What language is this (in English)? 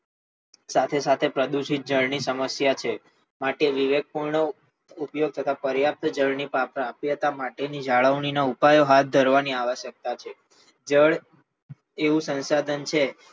Gujarati